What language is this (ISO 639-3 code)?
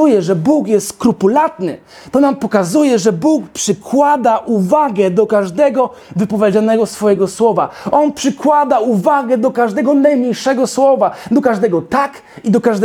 pol